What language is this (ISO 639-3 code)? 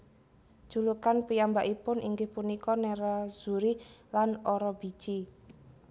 jav